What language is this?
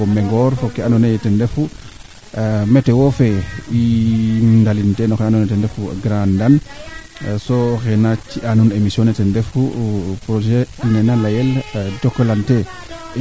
Serer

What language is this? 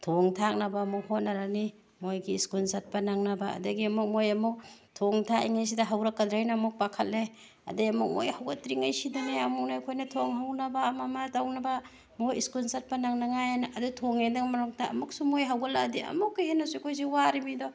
Manipuri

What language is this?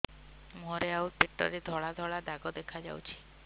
Odia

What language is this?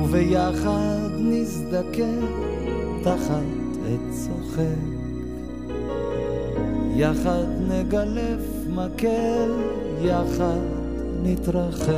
Hebrew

